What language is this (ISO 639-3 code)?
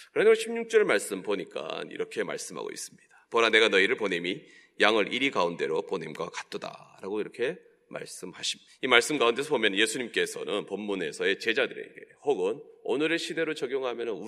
kor